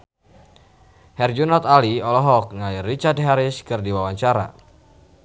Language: Sundanese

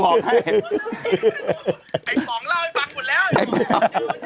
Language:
Thai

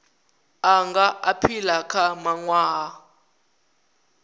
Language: Venda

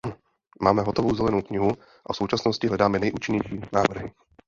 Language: Czech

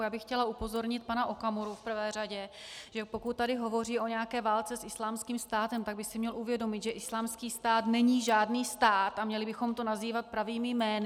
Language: Czech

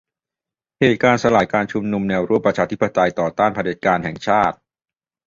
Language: Thai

